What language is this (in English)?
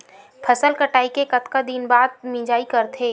Chhattisgarhi